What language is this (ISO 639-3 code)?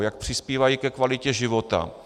ces